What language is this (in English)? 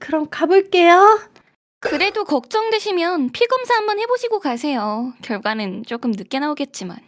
Korean